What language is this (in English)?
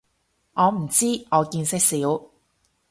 Cantonese